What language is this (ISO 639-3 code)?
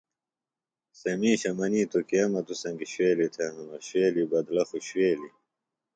phl